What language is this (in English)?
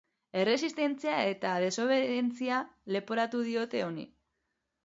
Basque